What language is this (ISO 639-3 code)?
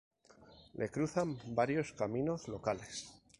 spa